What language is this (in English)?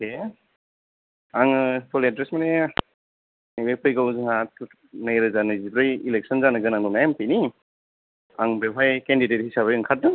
Bodo